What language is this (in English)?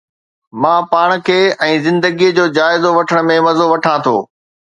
Sindhi